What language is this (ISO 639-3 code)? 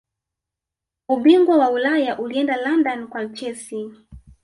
swa